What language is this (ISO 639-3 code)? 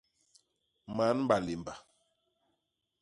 bas